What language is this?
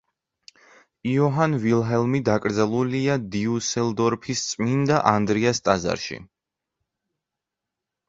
Georgian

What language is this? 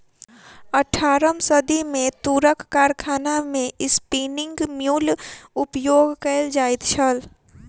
Maithili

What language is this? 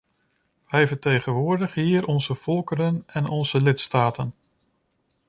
Dutch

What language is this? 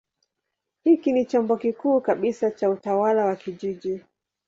Swahili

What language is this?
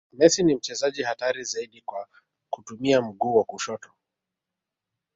Swahili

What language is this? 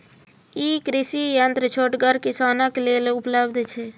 Maithili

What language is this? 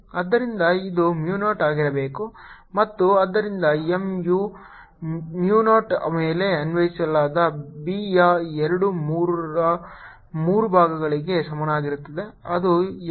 Kannada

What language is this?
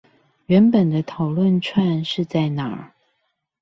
Chinese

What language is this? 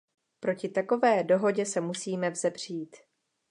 Czech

